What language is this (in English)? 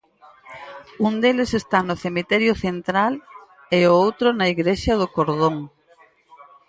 Galician